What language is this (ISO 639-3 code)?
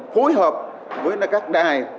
vie